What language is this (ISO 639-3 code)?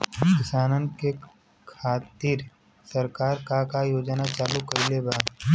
bho